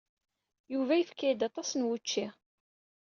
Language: Kabyle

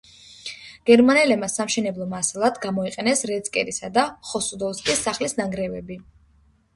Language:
Georgian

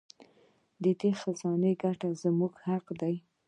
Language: Pashto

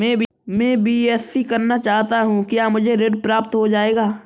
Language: Hindi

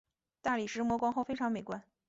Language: Chinese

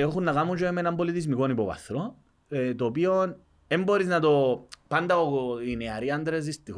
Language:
Greek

